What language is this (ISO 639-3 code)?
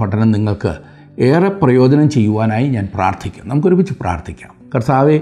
mal